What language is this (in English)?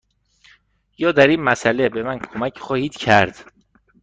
Persian